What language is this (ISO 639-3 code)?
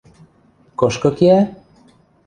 mrj